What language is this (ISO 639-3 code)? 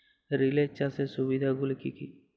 ben